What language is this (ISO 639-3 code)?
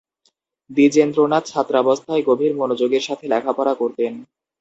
ben